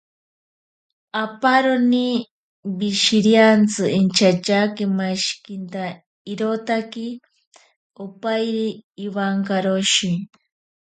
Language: Ashéninka Perené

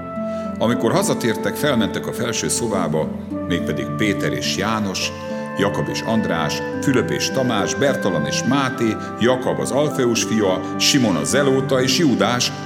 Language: Hungarian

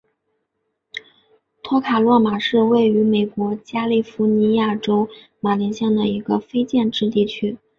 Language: Chinese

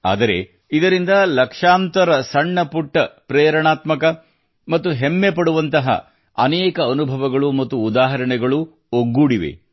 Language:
Kannada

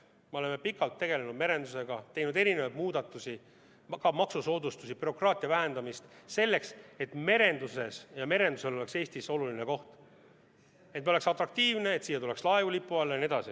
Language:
Estonian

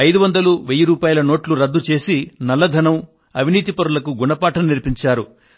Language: Telugu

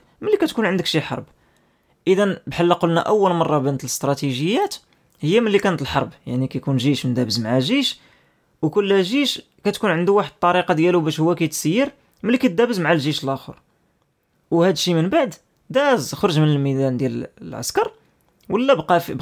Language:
Arabic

